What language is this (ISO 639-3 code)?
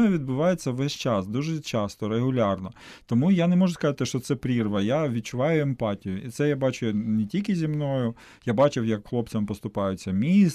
ukr